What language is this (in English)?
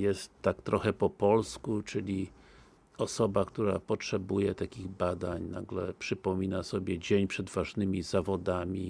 Polish